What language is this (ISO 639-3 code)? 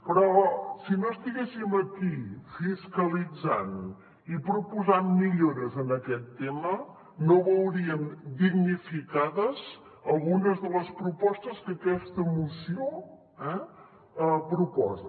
cat